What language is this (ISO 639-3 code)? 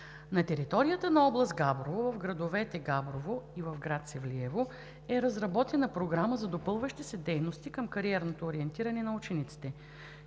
bul